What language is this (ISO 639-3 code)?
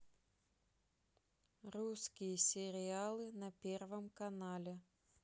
rus